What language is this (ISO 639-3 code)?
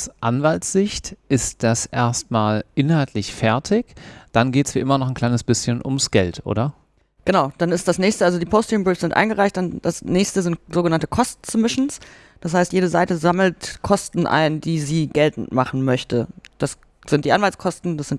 deu